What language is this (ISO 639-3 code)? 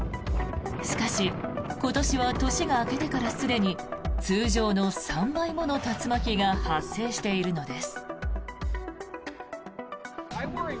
jpn